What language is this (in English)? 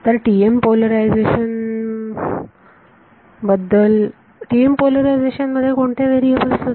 Marathi